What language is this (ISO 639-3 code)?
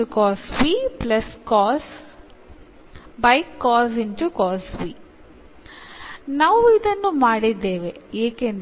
mal